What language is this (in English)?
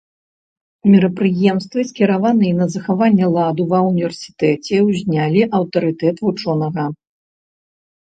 Belarusian